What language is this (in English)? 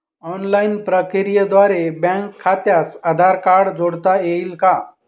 Marathi